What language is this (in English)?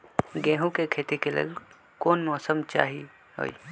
Magahi